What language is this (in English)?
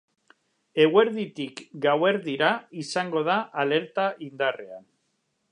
Basque